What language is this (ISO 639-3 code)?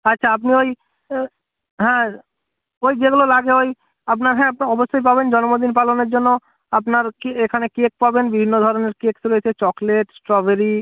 ben